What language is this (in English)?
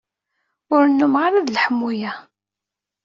Kabyle